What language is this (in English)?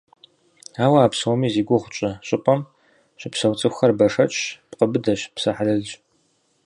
Kabardian